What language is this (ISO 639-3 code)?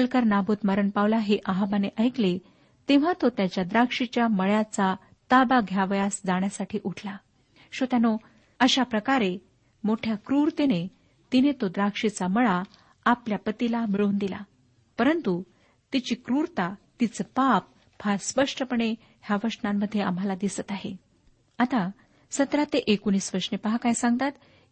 mar